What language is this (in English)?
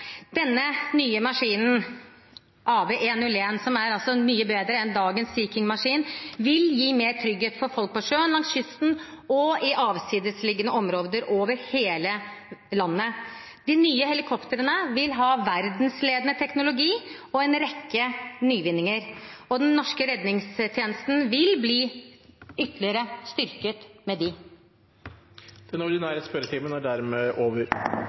Norwegian Bokmål